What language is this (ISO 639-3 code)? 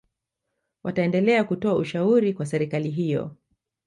swa